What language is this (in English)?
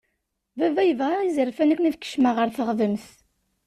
Kabyle